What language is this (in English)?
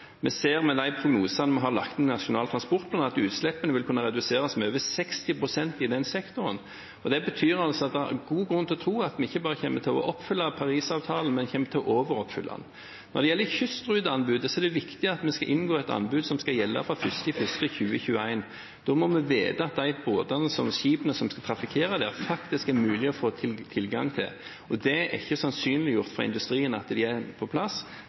Norwegian Bokmål